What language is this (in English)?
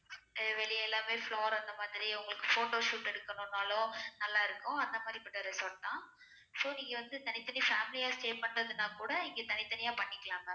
Tamil